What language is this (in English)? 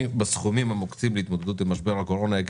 Hebrew